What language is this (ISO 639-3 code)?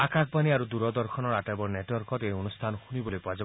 asm